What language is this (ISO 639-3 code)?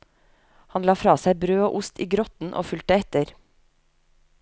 nor